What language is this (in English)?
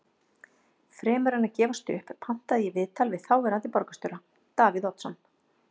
Icelandic